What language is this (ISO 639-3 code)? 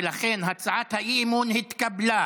heb